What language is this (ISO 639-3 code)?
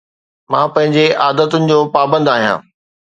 snd